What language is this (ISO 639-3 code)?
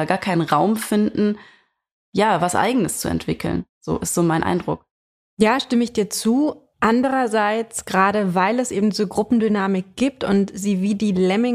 deu